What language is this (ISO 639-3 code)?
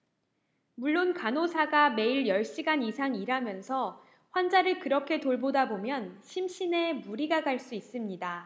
kor